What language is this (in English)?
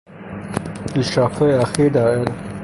Persian